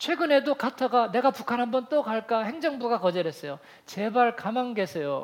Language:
Korean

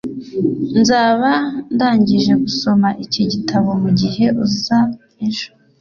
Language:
Kinyarwanda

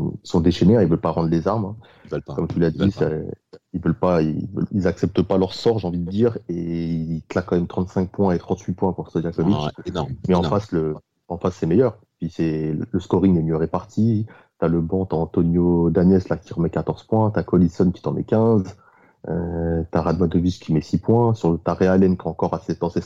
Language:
French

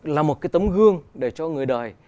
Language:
Vietnamese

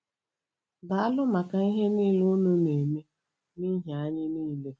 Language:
Igbo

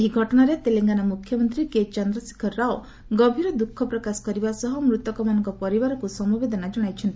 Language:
Odia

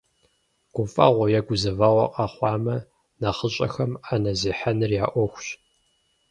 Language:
Kabardian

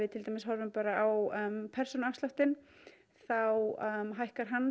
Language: Icelandic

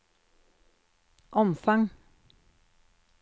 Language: Norwegian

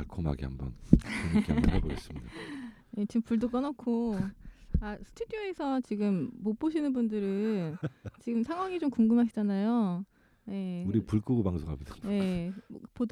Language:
Korean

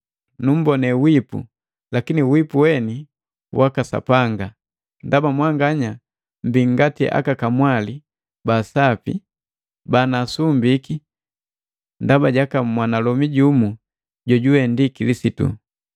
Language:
Matengo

